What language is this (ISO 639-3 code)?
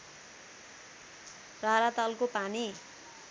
nep